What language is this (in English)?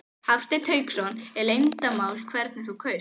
Icelandic